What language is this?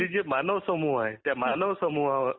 Marathi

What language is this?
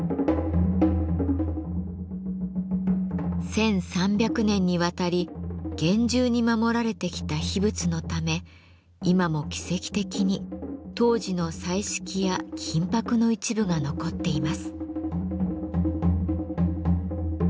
Japanese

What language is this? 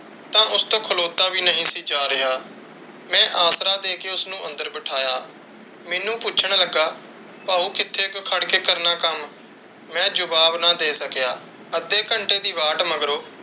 Punjabi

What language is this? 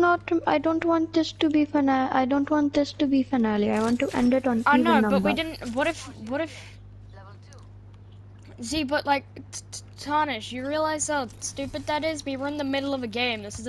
English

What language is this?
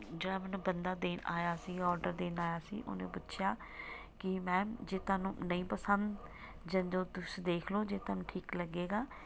Punjabi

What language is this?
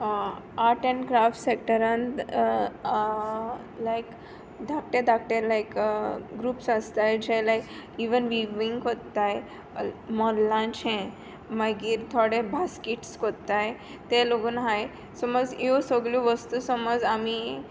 Konkani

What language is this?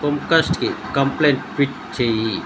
Telugu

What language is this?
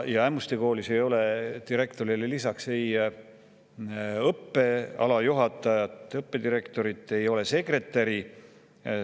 Estonian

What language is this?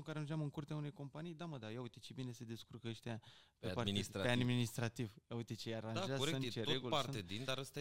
Romanian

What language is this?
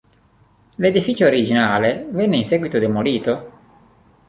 Italian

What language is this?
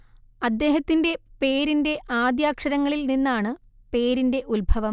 Malayalam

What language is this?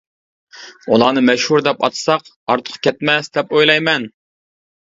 Uyghur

